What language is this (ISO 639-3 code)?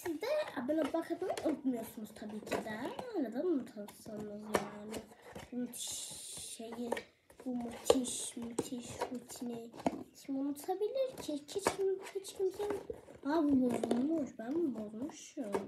tur